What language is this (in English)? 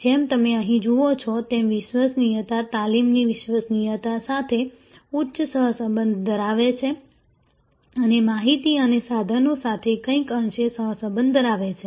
Gujarati